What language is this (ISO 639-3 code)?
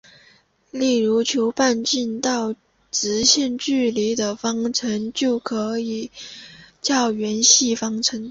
zho